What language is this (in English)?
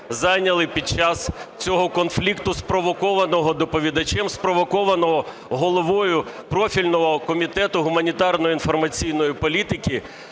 Ukrainian